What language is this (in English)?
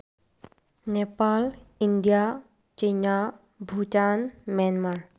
Manipuri